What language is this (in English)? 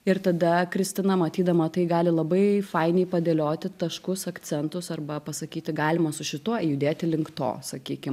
Lithuanian